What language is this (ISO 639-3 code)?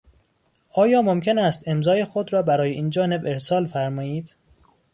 fas